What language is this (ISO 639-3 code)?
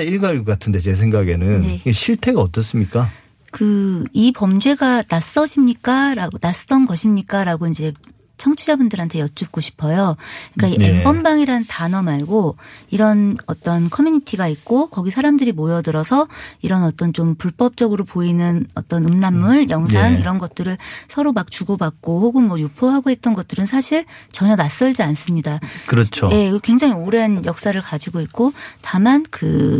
kor